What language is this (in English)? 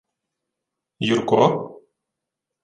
Ukrainian